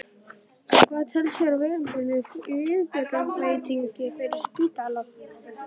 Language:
Icelandic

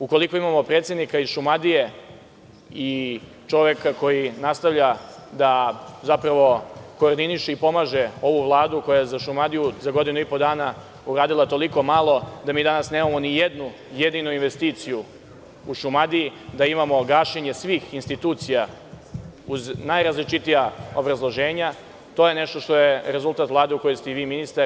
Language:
Serbian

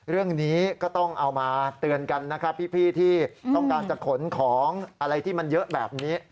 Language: Thai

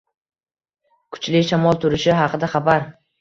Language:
Uzbek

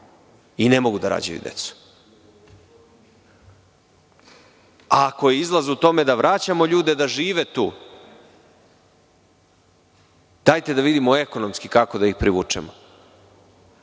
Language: Serbian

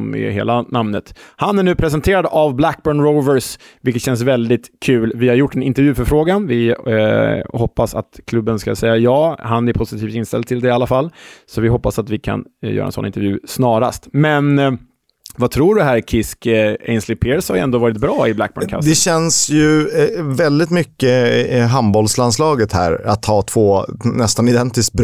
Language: Swedish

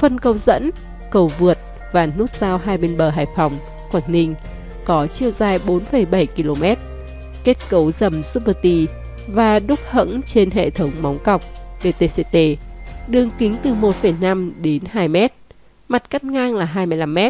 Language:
Vietnamese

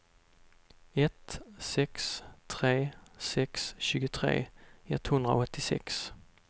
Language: Swedish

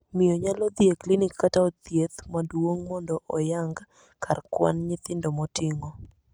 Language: Luo (Kenya and Tanzania)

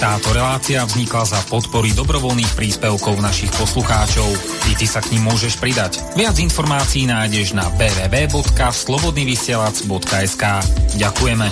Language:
Slovak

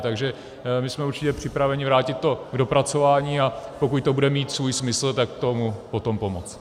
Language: Czech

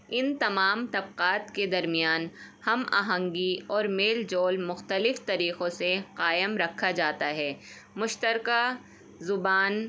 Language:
Urdu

